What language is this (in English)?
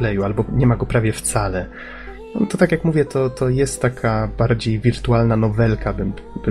Polish